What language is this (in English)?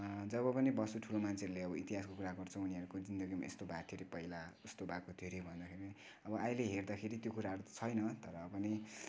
Nepali